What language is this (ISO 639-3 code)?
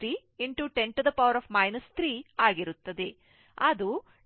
kan